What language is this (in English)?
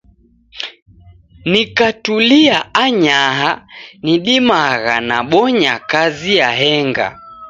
Taita